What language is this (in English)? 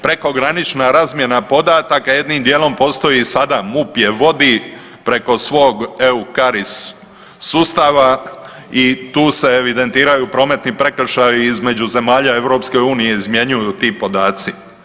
Croatian